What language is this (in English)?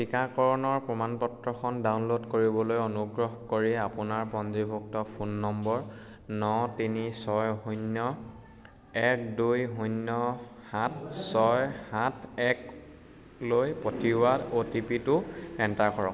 Assamese